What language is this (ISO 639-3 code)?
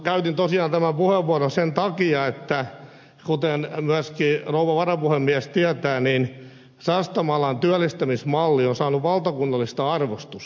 fin